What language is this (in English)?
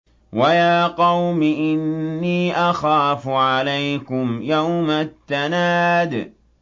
Arabic